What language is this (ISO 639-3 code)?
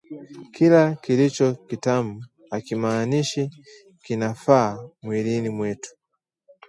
swa